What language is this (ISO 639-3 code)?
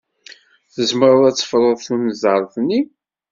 kab